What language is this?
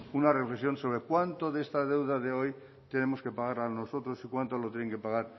Spanish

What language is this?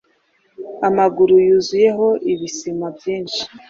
Kinyarwanda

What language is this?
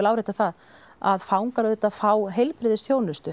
Icelandic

